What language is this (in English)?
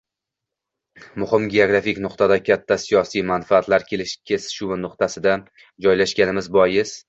Uzbek